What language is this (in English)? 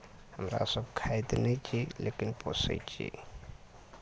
Maithili